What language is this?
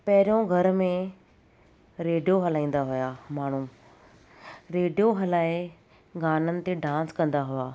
Sindhi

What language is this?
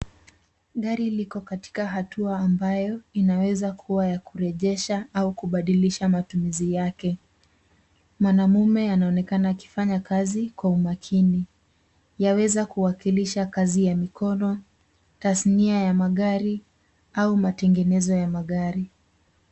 Swahili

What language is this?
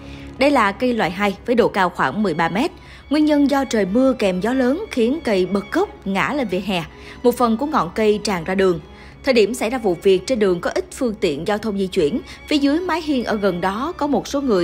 Vietnamese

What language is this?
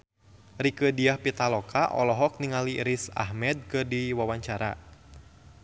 Sundanese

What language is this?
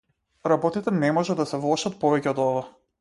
Macedonian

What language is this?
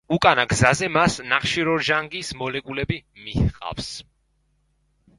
Georgian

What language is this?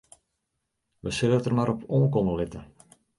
Western Frisian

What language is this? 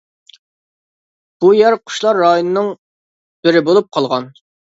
Uyghur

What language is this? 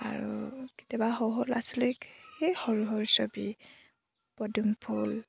Assamese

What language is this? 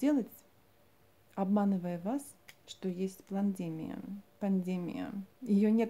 Russian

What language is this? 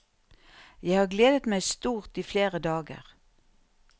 Norwegian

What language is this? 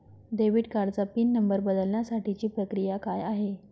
Marathi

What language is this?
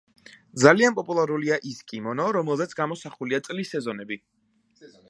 Georgian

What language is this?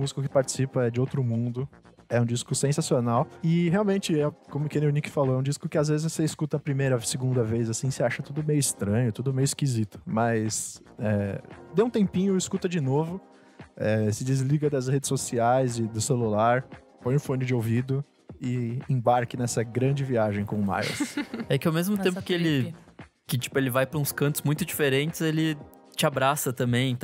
Portuguese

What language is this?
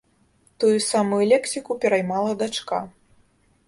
Belarusian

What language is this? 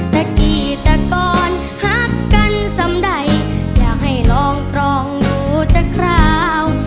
Thai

